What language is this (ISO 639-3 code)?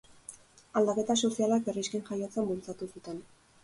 eus